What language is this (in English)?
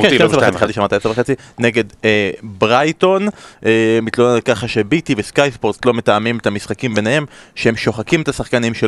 Hebrew